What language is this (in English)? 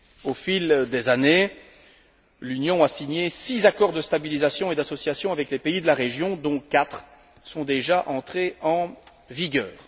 French